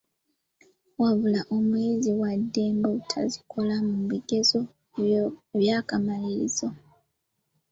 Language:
Ganda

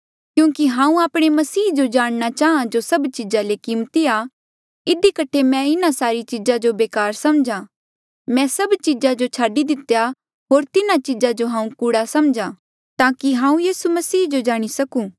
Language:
Mandeali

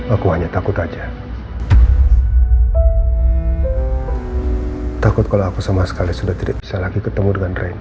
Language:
Indonesian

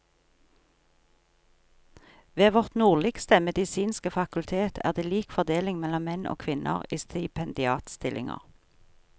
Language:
Norwegian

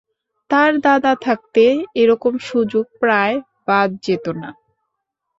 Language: Bangla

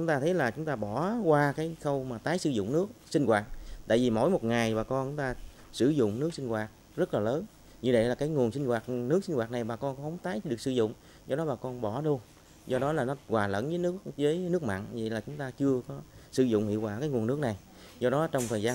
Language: Vietnamese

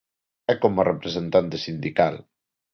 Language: Galician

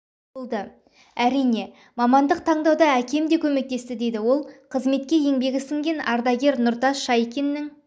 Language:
Kazakh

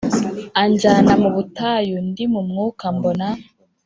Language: Kinyarwanda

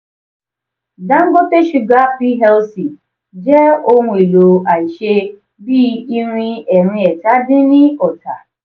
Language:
Yoruba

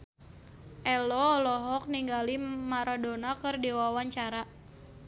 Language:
Sundanese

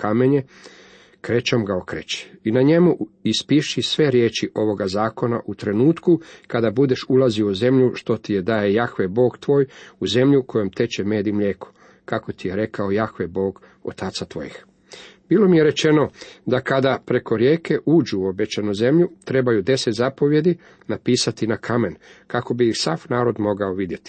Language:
Croatian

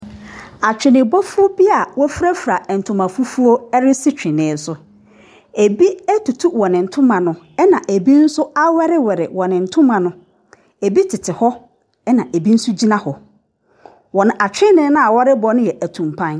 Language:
Akan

